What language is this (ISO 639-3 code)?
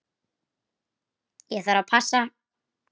isl